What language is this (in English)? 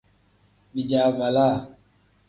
Tem